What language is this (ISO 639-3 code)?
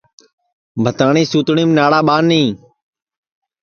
ssi